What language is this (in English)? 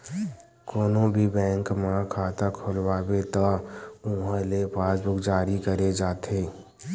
Chhattisgarhi